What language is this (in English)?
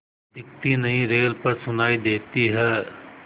Hindi